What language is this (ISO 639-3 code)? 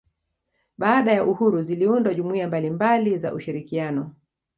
swa